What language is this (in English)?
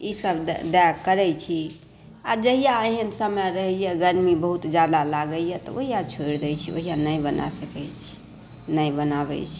Maithili